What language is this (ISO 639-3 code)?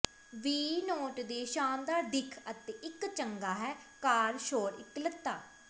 pan